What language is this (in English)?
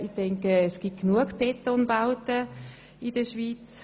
Swiss German